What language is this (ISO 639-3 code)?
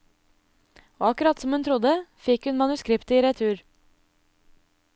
nor